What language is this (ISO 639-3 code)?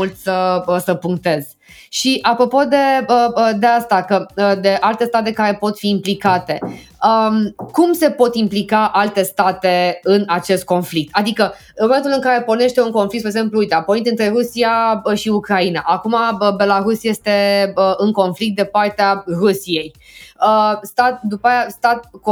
ron